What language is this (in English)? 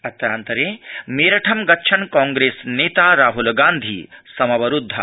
Sanskrit